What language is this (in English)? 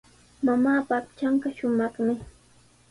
Sihuas Ancash Quechua